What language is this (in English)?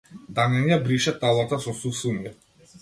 Macedonian